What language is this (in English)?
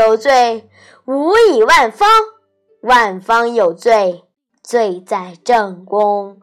Chinese